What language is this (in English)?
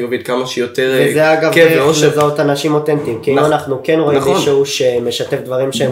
Hebrew